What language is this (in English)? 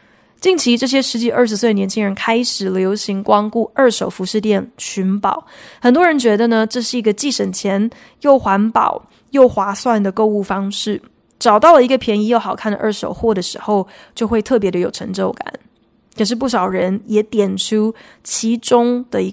Chinese